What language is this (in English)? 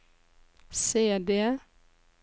Norwegian